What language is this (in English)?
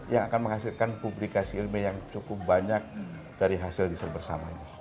Indonesian